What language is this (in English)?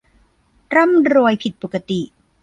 Thai